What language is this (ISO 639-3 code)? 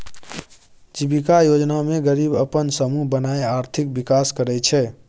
mai